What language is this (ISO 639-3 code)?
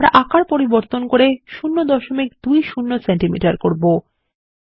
ben